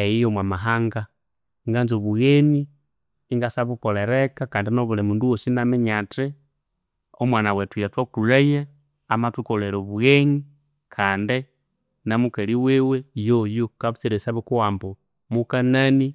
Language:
Konzo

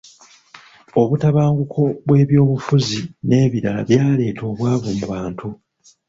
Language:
Ganda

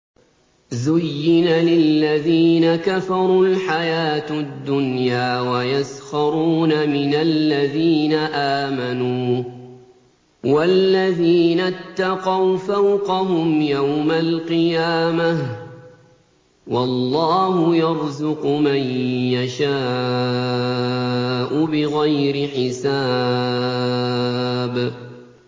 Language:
Arabic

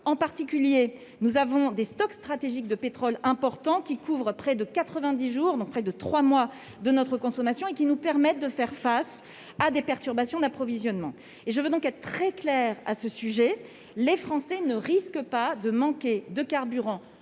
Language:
French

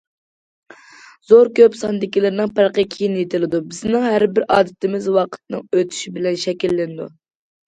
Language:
Uyghur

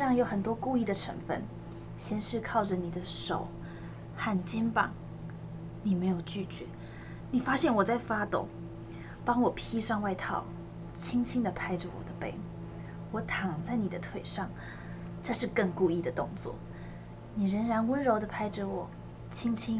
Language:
Chinese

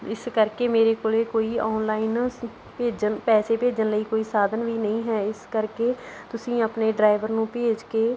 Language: Punjabi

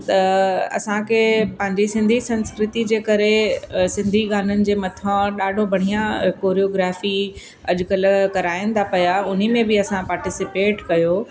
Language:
Sindhi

